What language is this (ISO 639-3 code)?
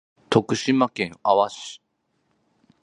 jpn